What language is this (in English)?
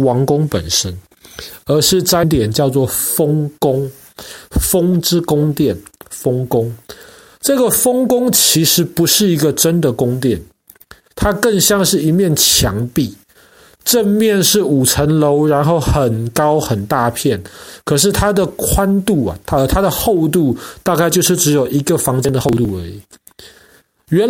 Chinese